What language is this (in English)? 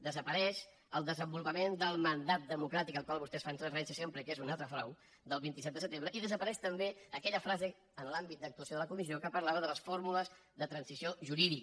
Catalan